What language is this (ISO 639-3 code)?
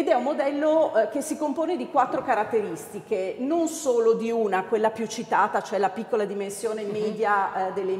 ita